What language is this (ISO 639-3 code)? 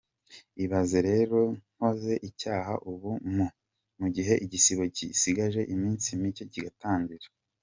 kin